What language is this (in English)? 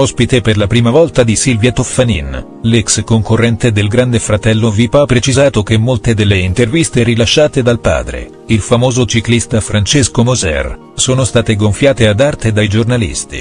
Italian